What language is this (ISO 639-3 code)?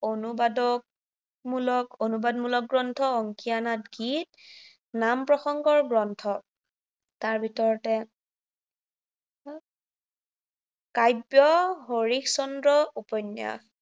asm